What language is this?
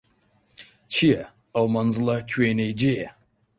Central Kurdish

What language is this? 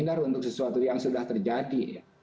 Indonesian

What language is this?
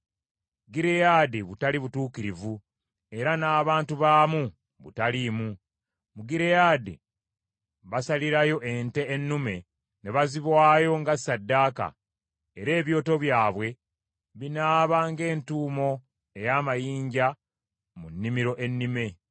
Ganda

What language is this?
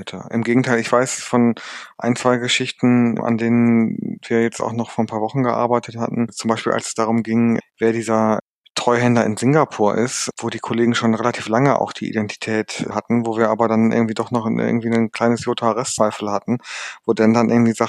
German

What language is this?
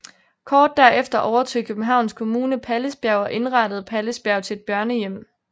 Danish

